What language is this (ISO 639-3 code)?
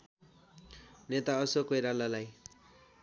nep